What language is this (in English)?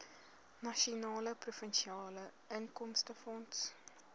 Afrikaans